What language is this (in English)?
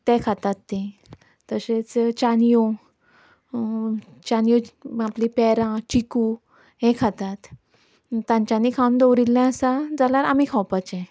Konkani